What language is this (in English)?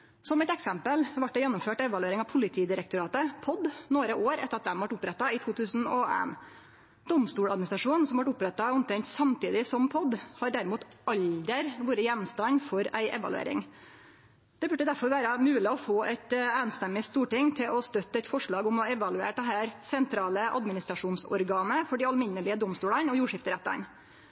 Norwegian Nynorsk